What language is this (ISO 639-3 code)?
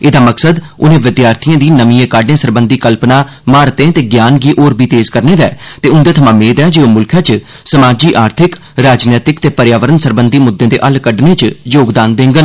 doi